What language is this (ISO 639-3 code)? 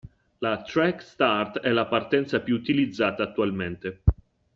ita